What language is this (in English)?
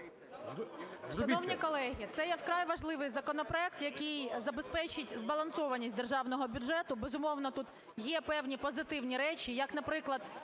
Ukrainian